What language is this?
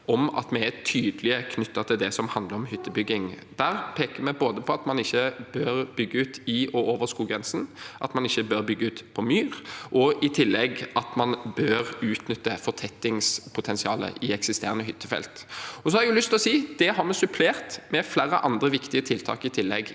Norwegian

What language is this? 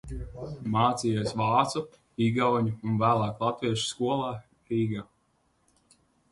Latvian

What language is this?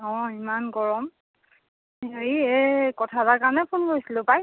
Assamese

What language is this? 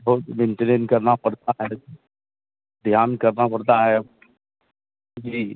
Hindi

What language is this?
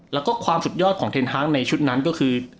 Thai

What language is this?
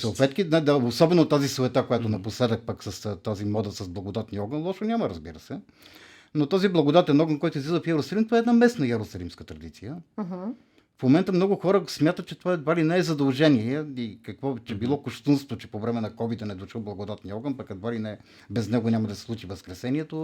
Bulgarian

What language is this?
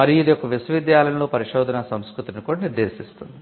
Telugu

